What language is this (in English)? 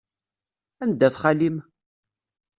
Kabyle